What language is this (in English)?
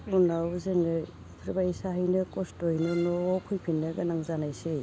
Bodo